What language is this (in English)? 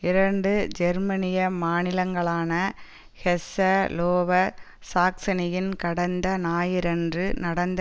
Tamil